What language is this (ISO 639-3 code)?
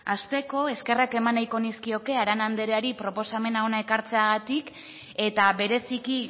eus